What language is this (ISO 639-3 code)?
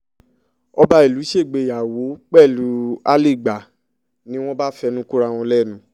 yor